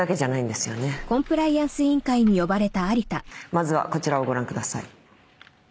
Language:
Japanese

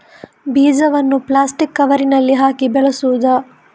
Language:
Kannada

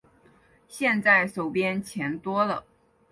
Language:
Chinese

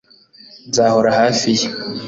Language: Kinyarwanda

